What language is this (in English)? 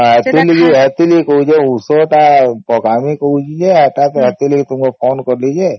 Odia